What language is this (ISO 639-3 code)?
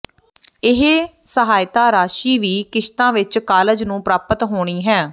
pan